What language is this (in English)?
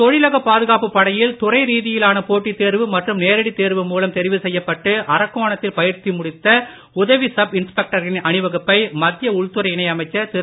Tamil